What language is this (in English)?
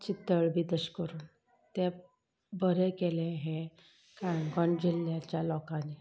Konkani